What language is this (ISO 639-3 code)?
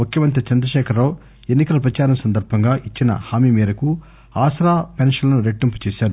tel